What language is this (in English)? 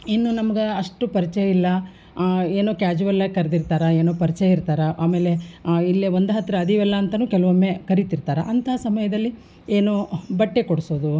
Kannada